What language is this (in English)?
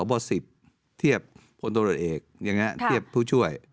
Thai